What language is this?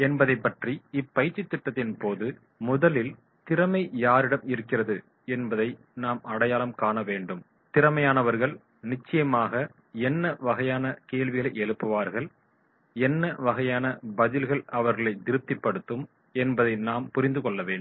Tamil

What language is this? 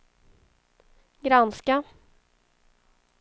Swedish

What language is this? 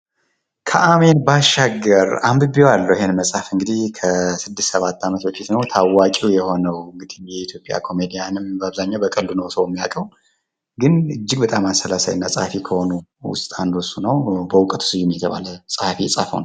Amharic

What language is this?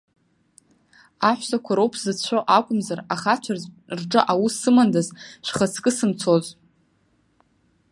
Abkhazian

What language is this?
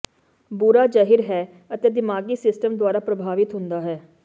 Punjabi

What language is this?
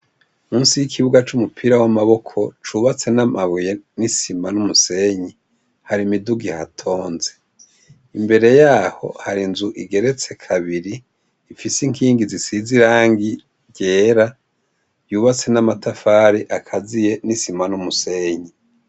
Rundi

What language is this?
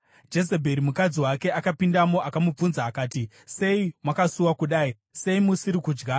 Shona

